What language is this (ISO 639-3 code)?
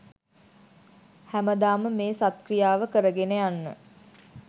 sin